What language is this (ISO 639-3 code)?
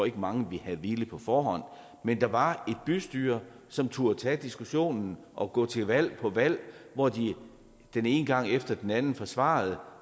dan